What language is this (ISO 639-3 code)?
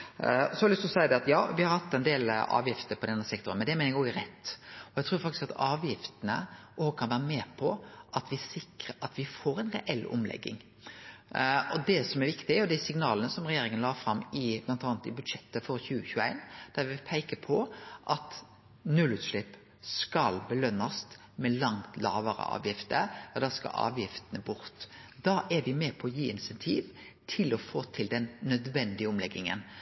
nno